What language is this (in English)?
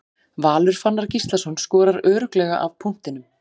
Icelandic